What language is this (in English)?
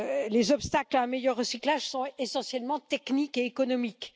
French